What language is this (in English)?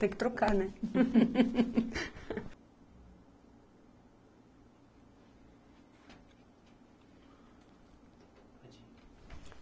Portuguese